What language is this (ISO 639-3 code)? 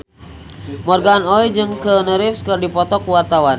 sun